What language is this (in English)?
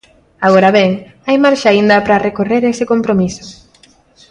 Galician